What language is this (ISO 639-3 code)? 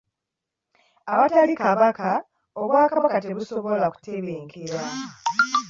lug